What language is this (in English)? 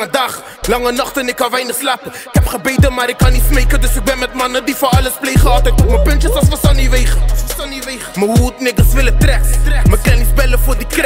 Dutch